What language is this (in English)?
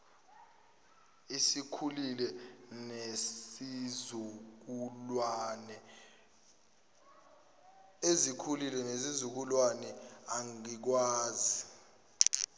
Zulu